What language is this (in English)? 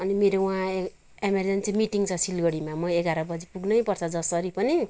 Nepali